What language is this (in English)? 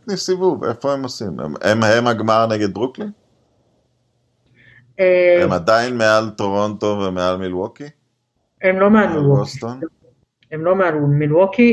Hebrew